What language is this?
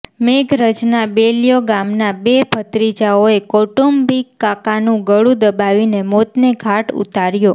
Gujarati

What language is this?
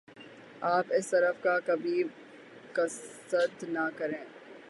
Urdu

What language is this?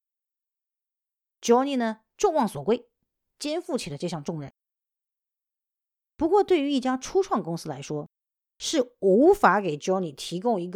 Chinese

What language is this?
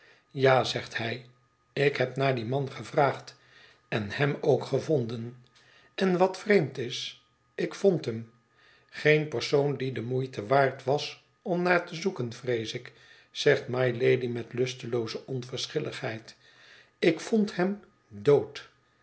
Dutch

